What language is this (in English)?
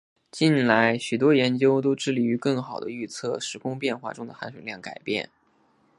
Chinese